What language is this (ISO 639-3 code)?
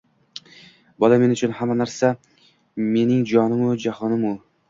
uzb